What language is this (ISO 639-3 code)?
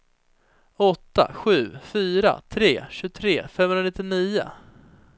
swe